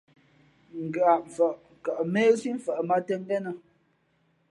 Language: Fe'fe'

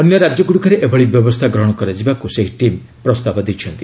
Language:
Odia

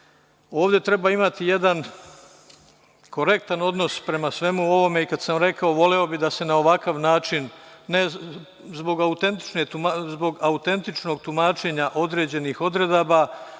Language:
Serbian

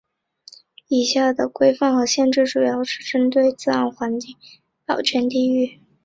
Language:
Chinese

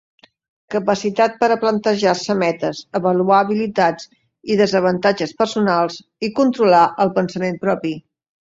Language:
Catalan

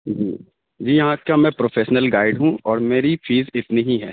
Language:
Urdu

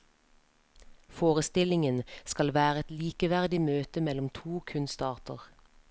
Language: Norwegian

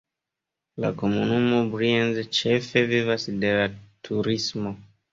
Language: Esperanto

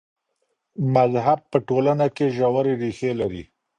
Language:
Pashto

